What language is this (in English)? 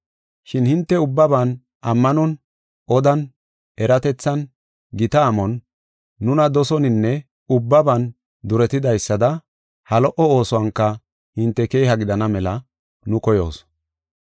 Gofa